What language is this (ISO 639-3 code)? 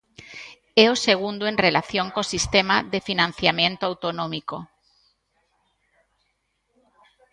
glg